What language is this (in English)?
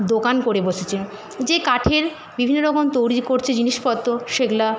Bangla